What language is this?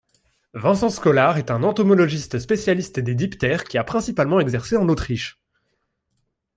French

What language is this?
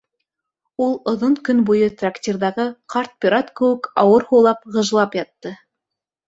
Bashkir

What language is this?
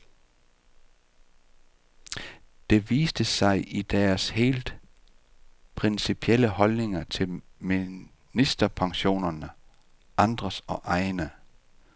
Danish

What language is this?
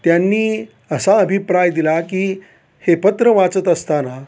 Marathi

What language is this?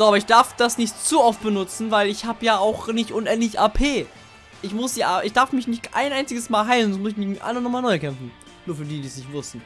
German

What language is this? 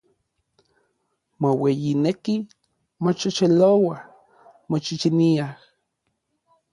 Orizaba Nahuatl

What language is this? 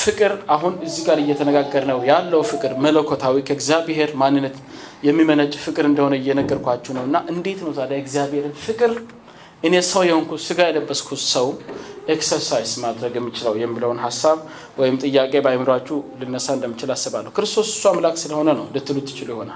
Amharic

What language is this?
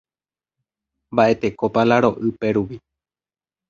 Guarani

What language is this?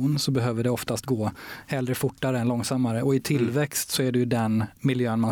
Swedish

